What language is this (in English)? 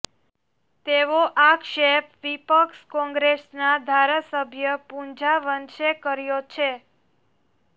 Gujarati